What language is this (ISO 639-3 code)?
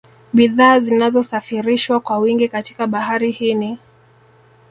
swa